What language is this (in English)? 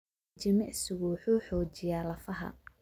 Somali